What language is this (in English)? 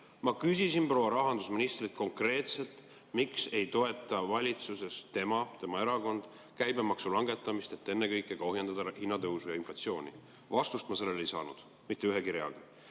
Estonian